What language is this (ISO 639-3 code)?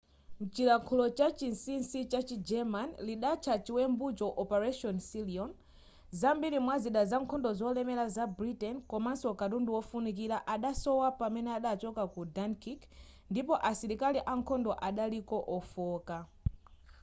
nya